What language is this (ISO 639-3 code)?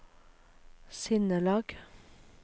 nor